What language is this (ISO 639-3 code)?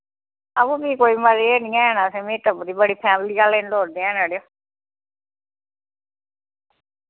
doi